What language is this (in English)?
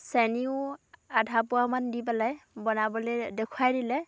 Assamese